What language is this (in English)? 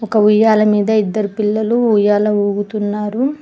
Telugu